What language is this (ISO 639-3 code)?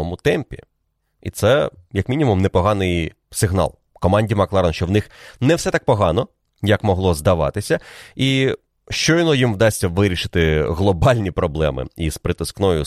ukr